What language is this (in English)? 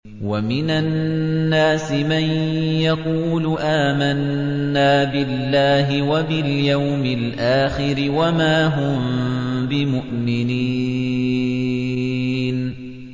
Arabic